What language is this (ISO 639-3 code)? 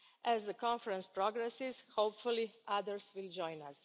eng